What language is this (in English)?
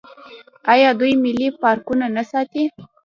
Pashto